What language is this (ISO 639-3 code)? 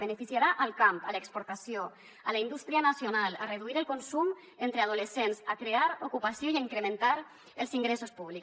cat